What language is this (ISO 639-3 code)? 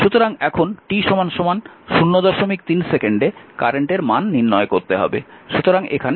ben